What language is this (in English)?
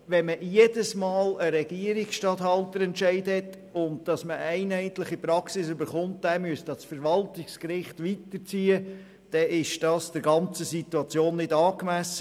Swiss German